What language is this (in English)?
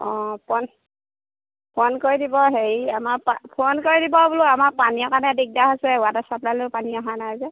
Assamese